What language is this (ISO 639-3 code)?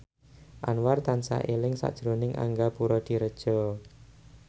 jav